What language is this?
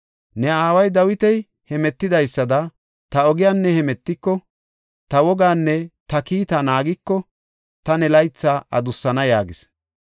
Gofa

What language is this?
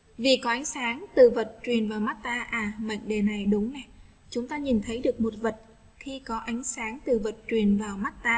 Vietnamese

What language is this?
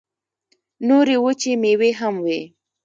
Pashto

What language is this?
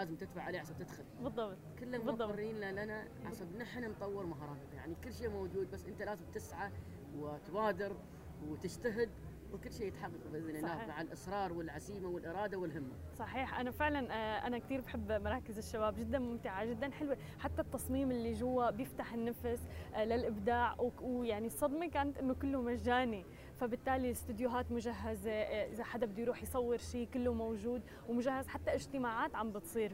Arabic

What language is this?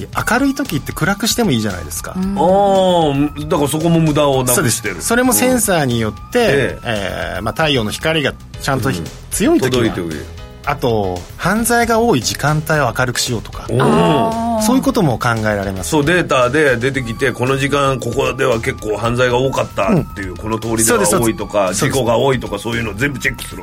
Japanese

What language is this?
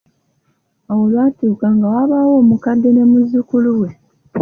Ganda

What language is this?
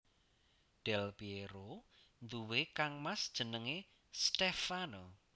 Javanese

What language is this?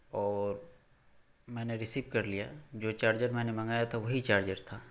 Urdu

